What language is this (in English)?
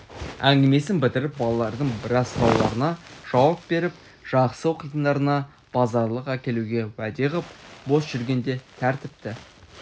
Kazakh